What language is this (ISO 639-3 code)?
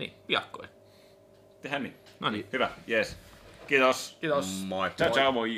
fin